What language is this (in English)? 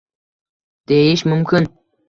Uzbek